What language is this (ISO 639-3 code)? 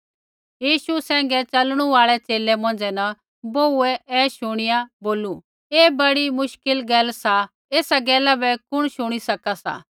kfx